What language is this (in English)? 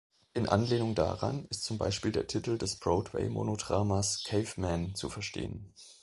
German